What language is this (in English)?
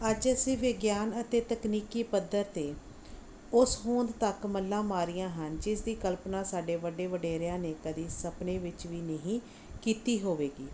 Punjabi